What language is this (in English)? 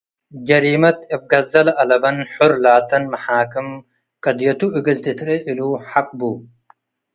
Tigre